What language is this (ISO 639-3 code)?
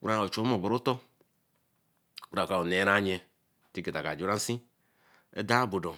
elm